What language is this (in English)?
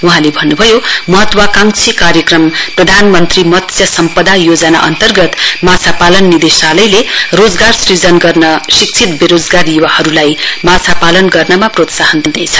Nepali